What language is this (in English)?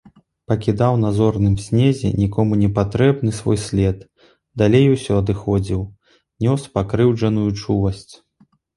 Belarusian